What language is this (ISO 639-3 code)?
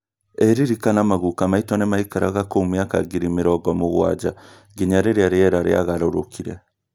kik